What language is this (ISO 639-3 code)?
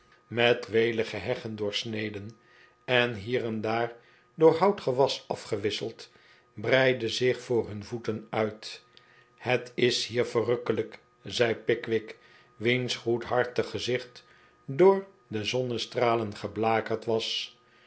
nld